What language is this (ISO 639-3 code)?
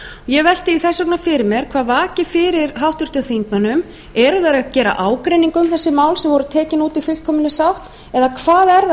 isl